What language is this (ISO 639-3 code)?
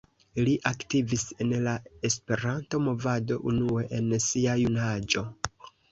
epo